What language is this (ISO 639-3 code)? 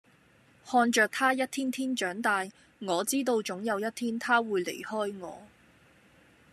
yue